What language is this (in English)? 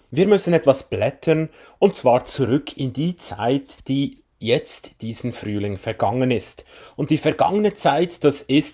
German